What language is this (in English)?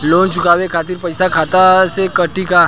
Bhojpuri